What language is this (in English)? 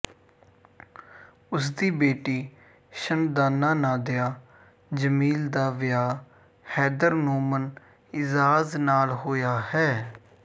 Punjabi